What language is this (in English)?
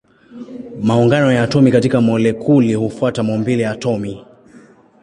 Swahili